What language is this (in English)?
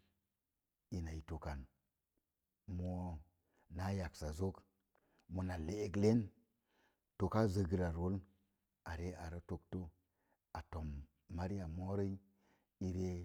Mom Jango